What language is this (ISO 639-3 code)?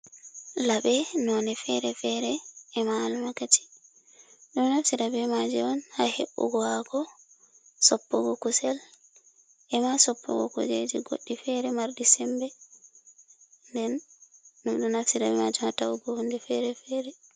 ful